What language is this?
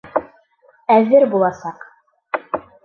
Bashkir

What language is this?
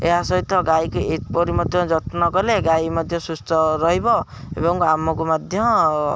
Odia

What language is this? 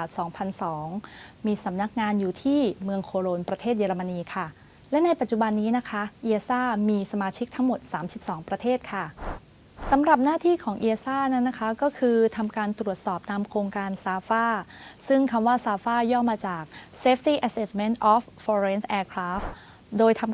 Thai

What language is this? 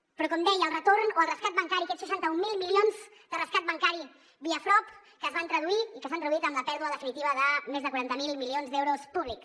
Catalan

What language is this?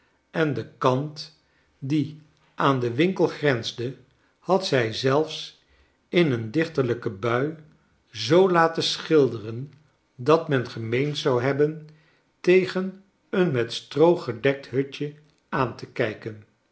Dutch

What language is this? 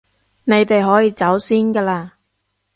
Cantonese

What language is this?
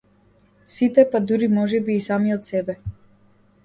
Macedonian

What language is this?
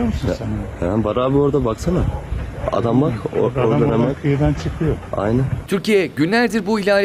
Turkish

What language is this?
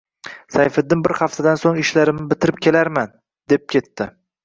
Uzbek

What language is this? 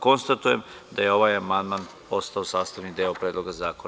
Serbian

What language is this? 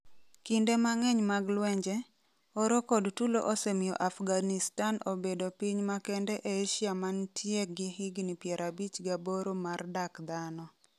Luo (Kenya and Tanzania)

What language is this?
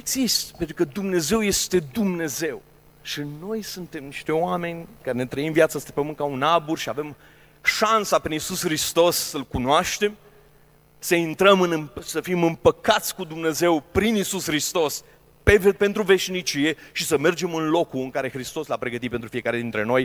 Romanian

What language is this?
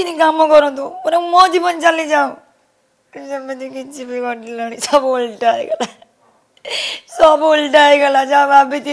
Romanian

